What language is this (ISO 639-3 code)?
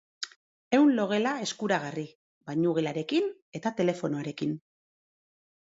eus